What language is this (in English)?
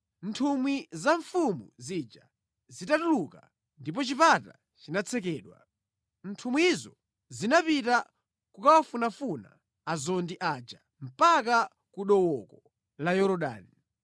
Nyanja